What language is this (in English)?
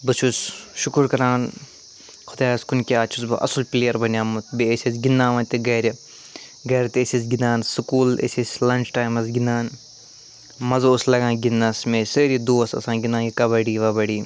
Kashmiri